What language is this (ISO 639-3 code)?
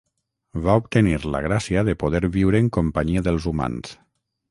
cat